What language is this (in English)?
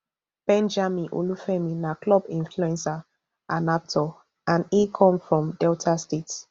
Nigerian Pidgin